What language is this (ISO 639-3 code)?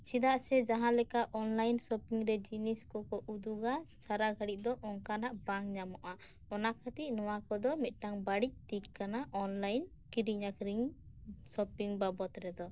sat